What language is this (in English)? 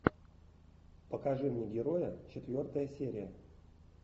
Russian